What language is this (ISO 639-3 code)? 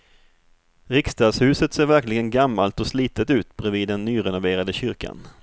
swe